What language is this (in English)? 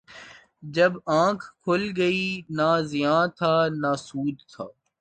Urdu